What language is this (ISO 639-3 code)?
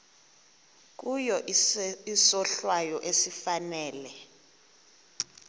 xho